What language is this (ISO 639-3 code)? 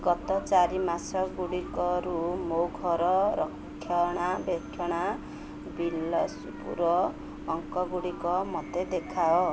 ori